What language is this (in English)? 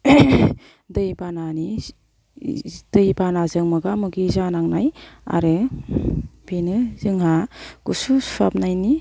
Bodo